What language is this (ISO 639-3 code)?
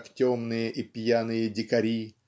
rus